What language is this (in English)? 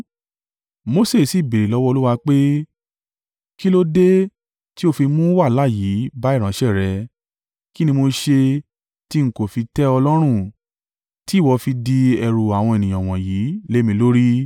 Yoruba